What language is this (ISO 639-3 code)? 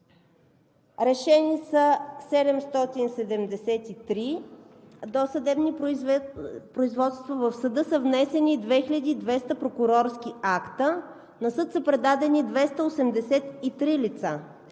bul